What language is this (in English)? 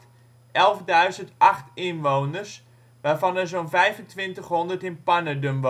Dutch